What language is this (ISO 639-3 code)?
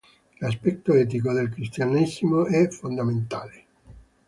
ita